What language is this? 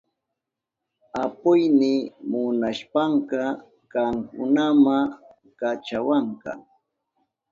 Southern Pastaza Quechua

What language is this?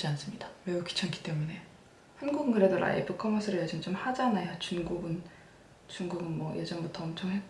Korean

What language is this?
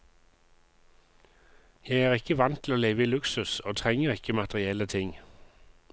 Norwegian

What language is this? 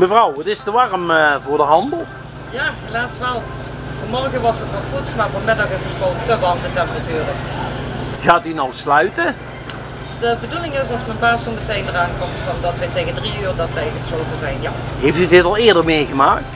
Dutch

